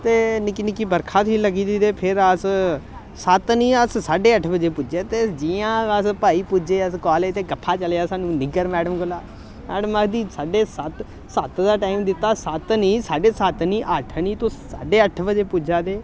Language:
Dogri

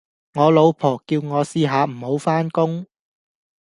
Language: Cantonese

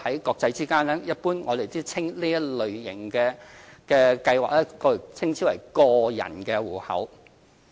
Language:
Cantonese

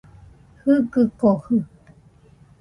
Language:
Nüpode Huitoto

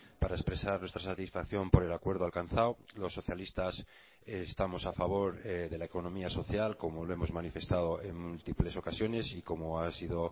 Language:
Spanish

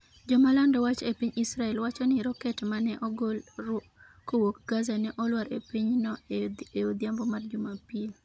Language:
Luo (Kenya and Tanzania)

